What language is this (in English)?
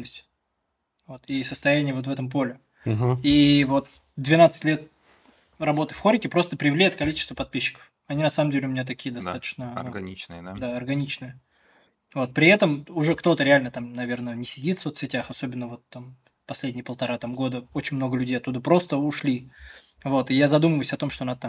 Russian